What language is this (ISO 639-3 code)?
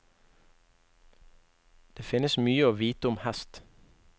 nor